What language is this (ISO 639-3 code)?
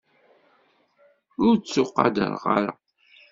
kab